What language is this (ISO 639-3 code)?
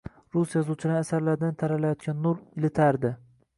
uzb